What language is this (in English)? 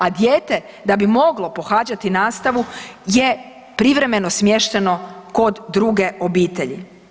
Croatian